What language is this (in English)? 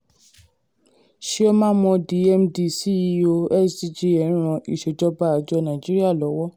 Yoruba